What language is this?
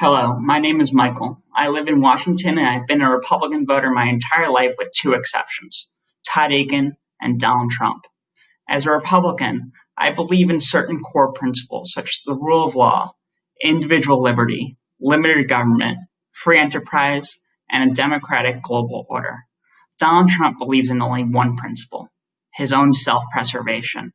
English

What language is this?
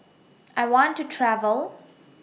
English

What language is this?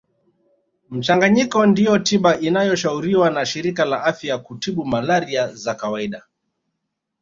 Swahili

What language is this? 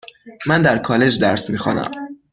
Persian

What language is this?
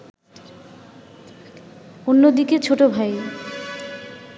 Bangla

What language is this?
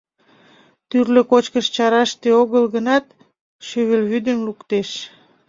Mari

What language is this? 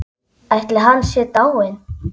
Icelandic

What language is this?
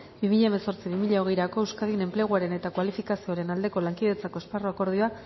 Basque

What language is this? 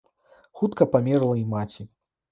Belarusian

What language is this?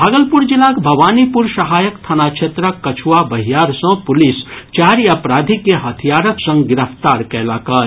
Maithili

